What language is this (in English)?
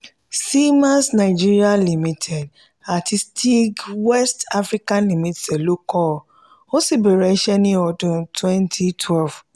Yoruba